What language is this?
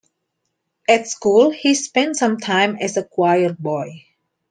English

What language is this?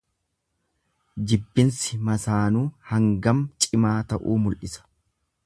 Oromo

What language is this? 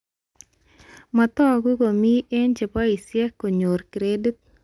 Kalenjin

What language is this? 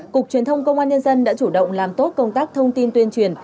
Vietnamese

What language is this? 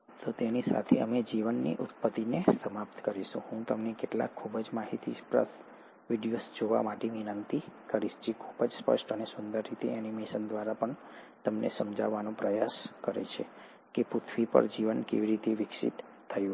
Gujarati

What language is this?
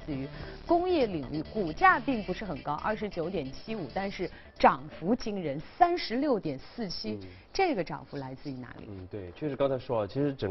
Chinese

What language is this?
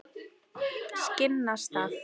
Icelandic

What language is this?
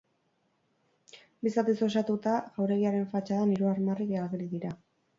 Basque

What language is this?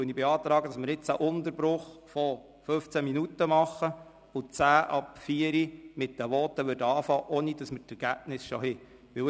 Swiss German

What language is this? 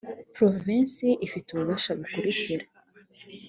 Kinyarwanda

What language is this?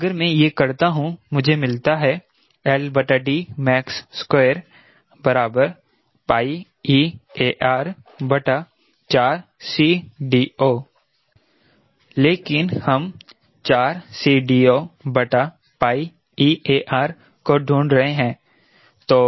Hindi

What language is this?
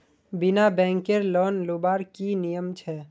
Magahi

